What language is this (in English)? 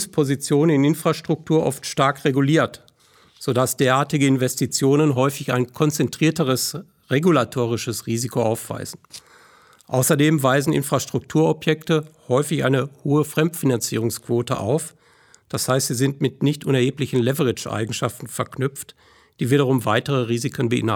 German